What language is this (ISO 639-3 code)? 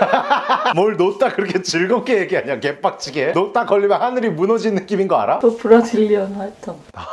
kor